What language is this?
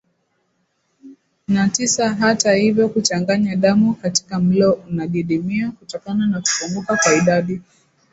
Swahili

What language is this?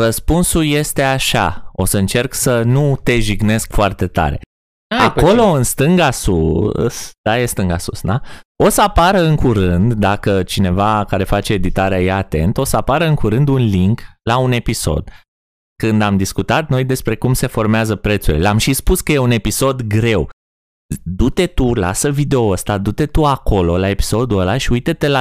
Romanian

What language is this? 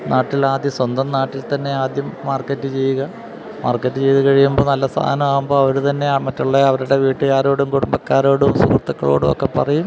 Malayalam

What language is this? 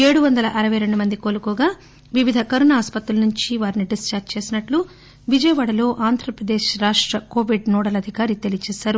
Telugu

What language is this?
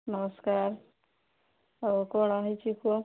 Odia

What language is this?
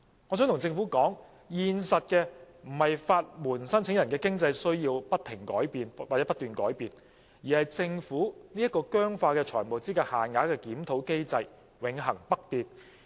Cantonese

